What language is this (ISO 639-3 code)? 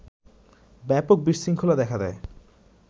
ben